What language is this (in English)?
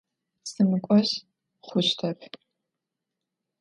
Adyghe